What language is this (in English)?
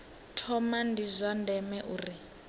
Venda